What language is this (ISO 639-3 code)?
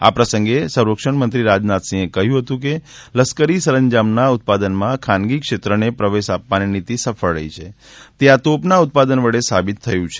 guj